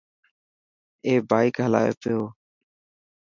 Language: Dhatki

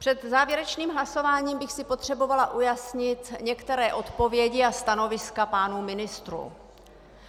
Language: Czech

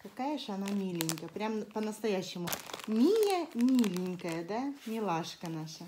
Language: Russian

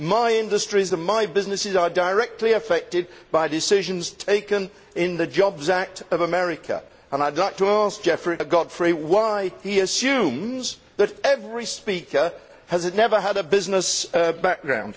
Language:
English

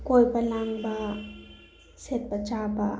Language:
Manipuri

